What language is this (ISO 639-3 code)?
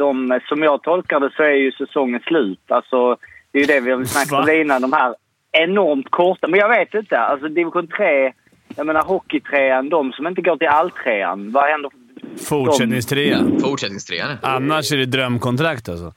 swe